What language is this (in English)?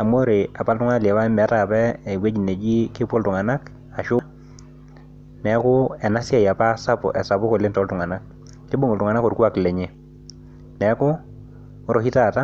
Masai